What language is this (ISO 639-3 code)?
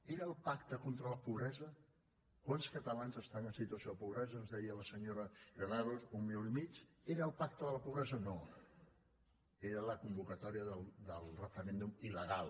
cat